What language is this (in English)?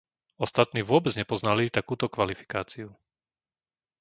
Slovak